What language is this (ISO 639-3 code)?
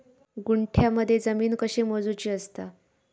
mar